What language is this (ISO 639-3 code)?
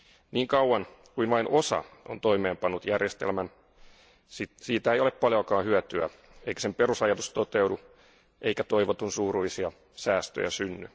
fin